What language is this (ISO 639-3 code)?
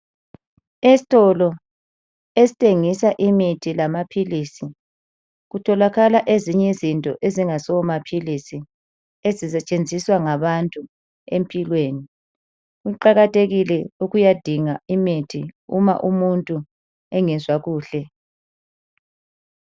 nde